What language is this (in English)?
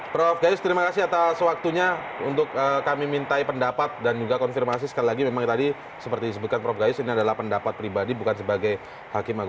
Indonesian